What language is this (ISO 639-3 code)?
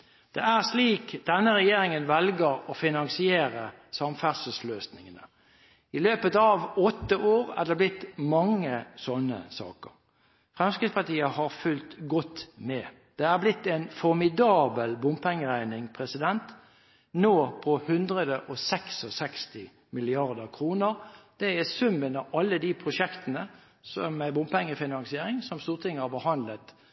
nob